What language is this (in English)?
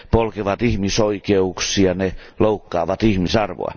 Finnish